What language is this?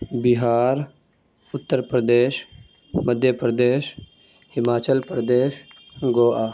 Urdu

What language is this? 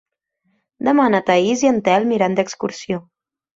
Catalan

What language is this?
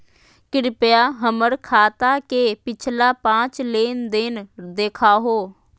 Magahi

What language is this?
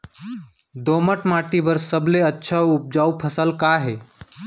Chhattisgarhi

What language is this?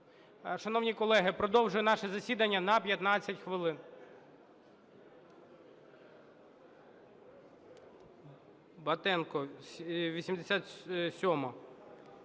Ukrainian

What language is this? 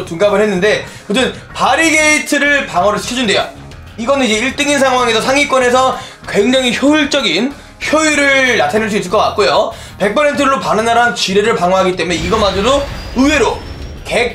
Korean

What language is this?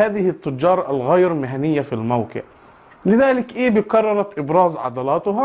Arabic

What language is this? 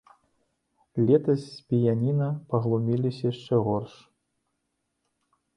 Belarusian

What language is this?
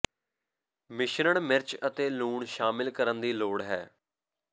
Punjabi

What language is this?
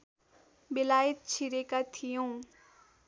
Nepali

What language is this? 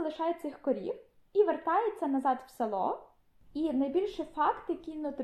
Ukrainian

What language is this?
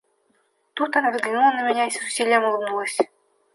Russian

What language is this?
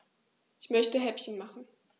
German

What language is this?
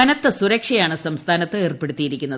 Malayalam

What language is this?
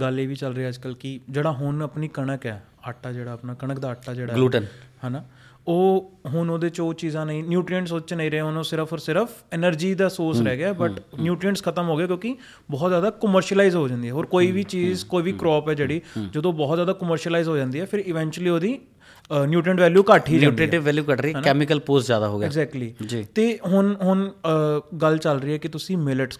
Punjabi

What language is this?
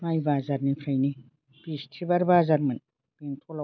Bodo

